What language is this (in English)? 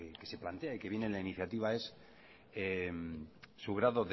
Spanish